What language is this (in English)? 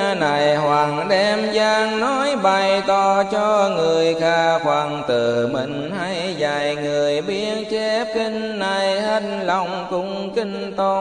Vietnamese